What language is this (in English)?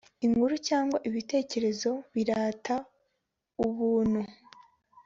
Kinyarwanda